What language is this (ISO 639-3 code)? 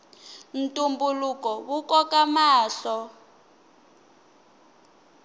tso